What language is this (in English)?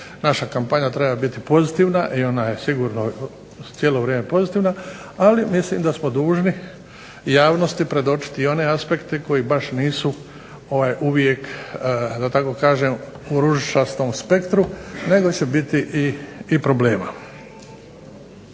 Croatian